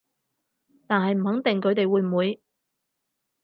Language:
Cantonese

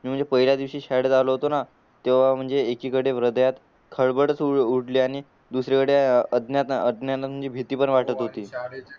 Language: Marathi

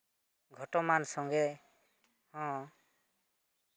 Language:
Santali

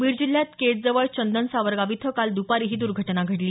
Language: Marathi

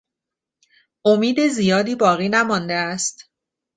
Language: Persian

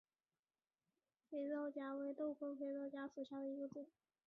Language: Chinese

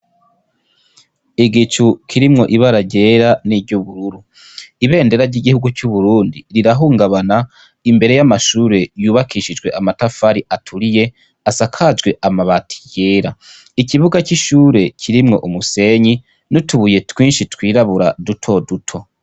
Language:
Rundi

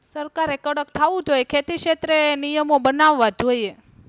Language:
Gujarati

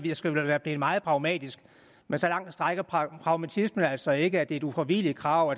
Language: Danish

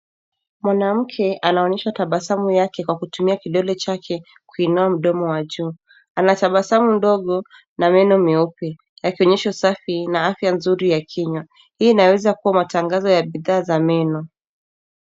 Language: Swahili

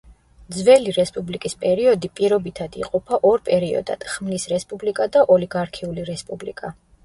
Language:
Georgian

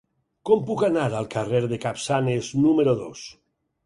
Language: Catalan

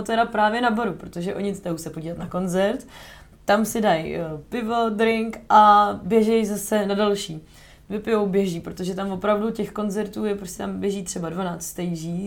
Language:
Czech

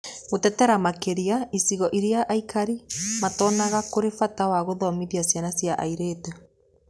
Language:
Kikuyu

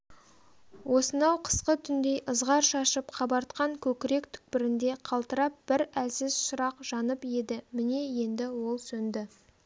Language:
Kazakh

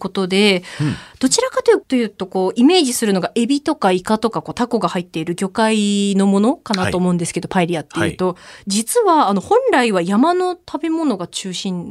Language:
Japanese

